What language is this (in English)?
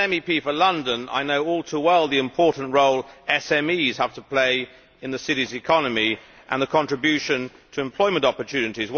English